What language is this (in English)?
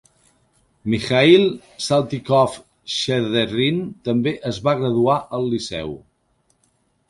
Catalan